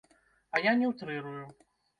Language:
Belarusian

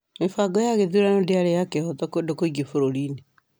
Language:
Kikuyu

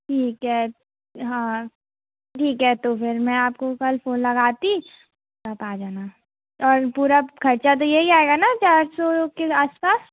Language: Hindi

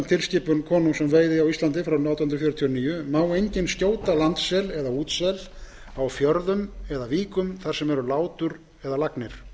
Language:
Icelandic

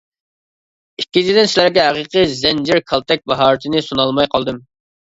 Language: Uyghur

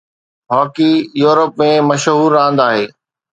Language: Sindhi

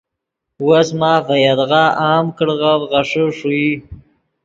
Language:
Yidgha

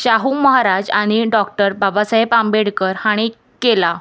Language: Konkani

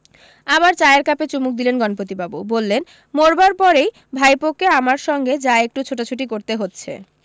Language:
Bangla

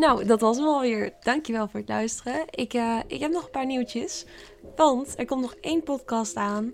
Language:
Dutch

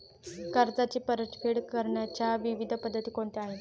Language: Marathi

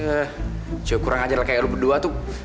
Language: Indonesian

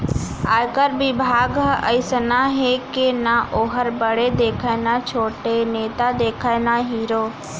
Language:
Chhattisgarhi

